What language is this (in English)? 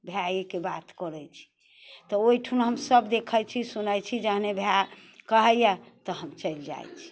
Maithili